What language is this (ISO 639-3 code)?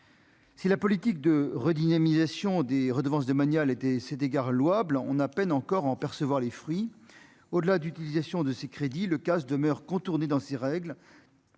fra